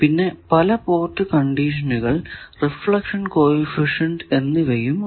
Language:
Malayalam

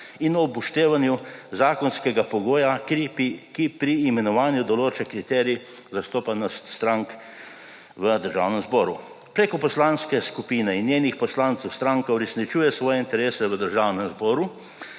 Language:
Slovenian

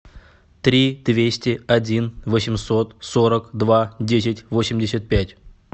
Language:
Russian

